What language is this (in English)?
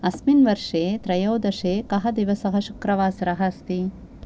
Sanskrit